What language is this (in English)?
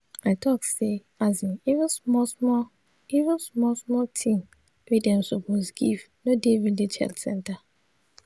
Nigerian Pidgin